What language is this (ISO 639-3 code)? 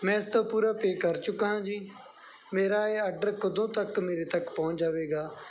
pan